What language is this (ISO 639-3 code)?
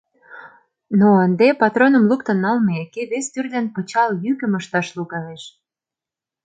chm